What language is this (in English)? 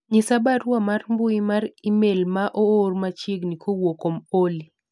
Luo (Kenya and Tanzania)